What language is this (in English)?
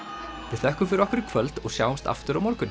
Icelandic